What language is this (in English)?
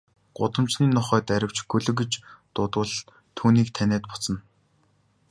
Mongolian